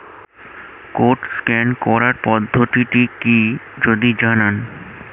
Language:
Bangla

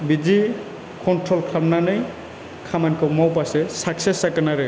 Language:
Bodo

